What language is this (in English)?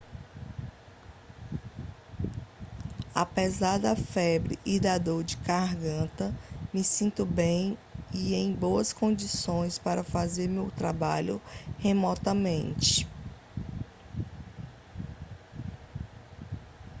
Portuguese